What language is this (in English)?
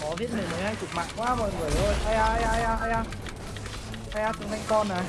Vietnamese